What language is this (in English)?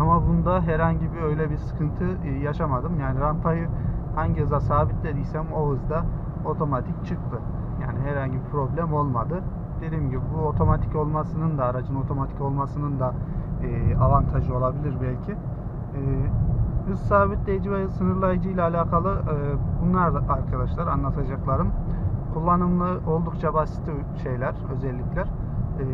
Turkish